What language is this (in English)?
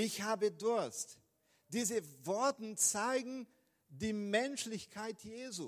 German